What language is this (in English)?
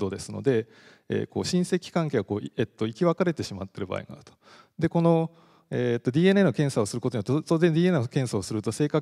Japanese